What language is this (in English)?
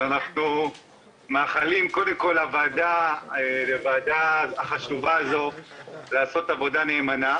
Hebrew